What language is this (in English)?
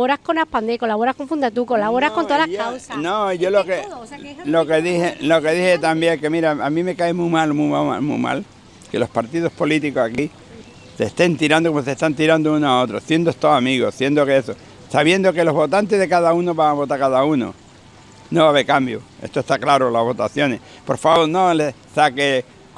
Spanish